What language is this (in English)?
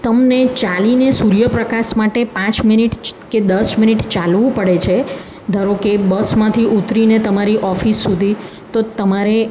Gujarati